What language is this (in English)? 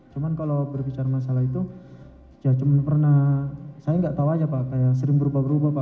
Indonesian